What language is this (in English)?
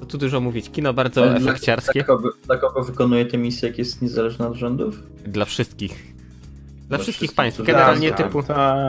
Polish